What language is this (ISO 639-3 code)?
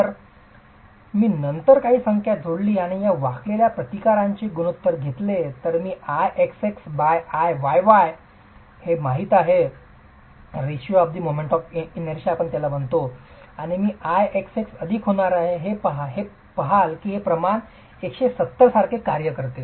mar